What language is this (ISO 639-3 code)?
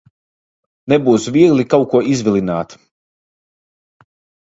lav